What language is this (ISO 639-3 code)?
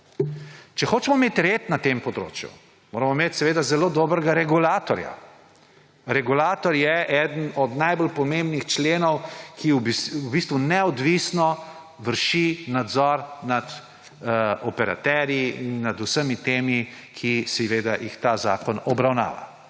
slv